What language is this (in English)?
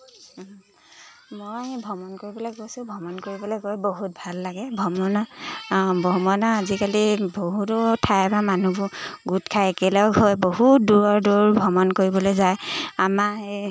Assamese